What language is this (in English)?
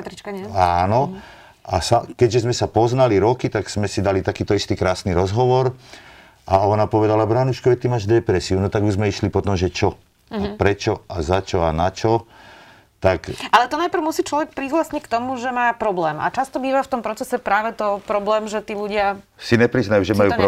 Slovak